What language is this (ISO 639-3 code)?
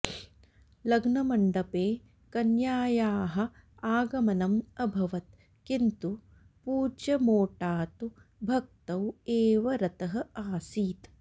san